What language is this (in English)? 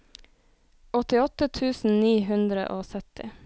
Norwegian